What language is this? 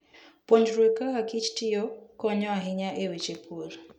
Luo (Kenya and Tanzania)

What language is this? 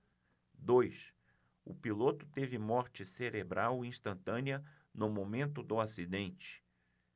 Portuguese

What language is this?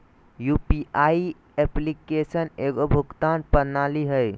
Magahi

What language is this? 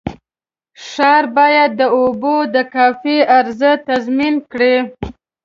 Pashto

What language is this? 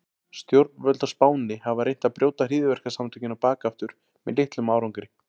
Icelandic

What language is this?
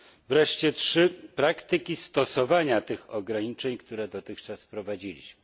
Polish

